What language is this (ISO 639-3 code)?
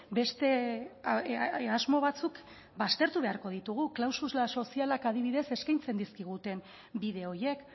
eus